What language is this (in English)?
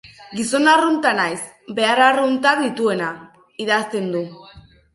Basque